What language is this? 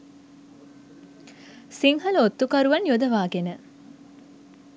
Sinhala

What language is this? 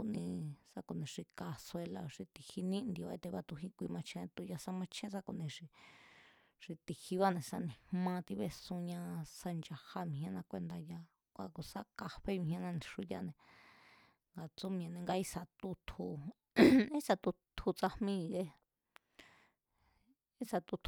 Mazatlán Mazatec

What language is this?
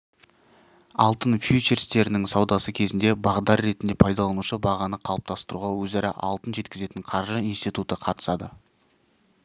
Kazakh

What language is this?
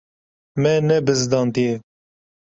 Kurdish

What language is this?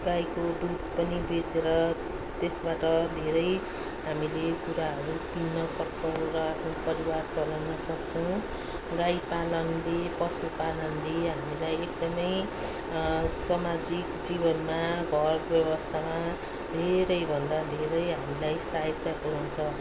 Nepali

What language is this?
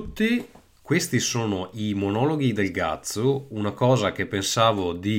Italian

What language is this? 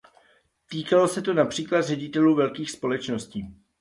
Czech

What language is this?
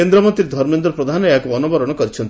Odia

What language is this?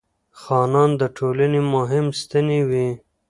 Pashto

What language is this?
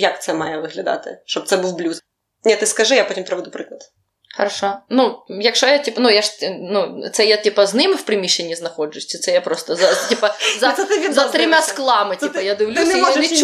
Ukrainian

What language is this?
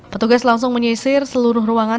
Indonesian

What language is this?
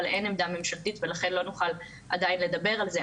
Hebrew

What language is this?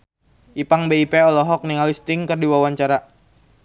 Sundanese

